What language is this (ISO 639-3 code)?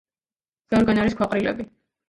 kat